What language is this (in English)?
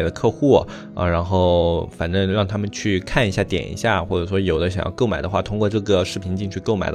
Chinese